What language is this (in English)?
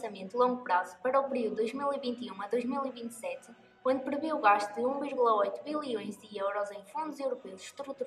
Portuguese